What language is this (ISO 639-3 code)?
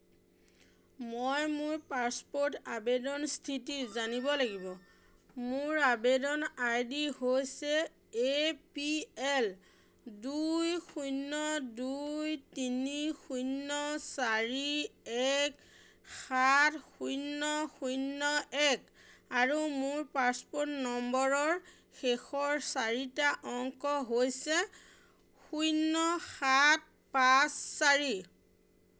asm